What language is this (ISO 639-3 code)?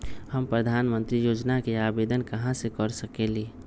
mag